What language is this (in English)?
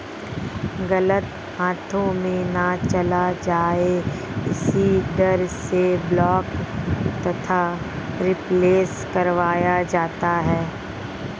Hindi